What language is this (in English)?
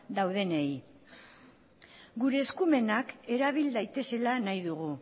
Basque